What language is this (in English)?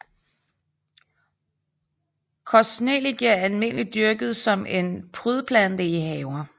Danish